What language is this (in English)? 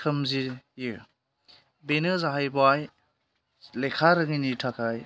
Bodo